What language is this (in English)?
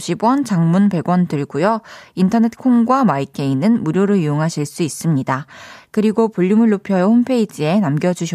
Korean